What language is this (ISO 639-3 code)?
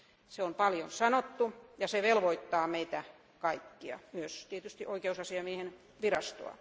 fin